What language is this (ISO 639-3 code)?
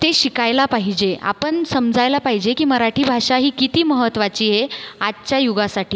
mar